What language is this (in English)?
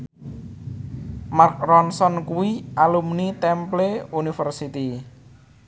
Javanese